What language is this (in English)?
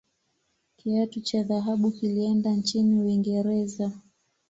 Swahili